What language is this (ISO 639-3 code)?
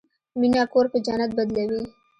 pus